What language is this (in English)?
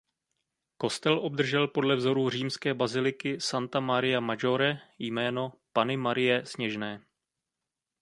Czech